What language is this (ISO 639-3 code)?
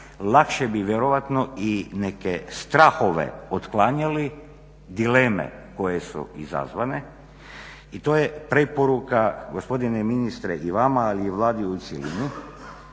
hrv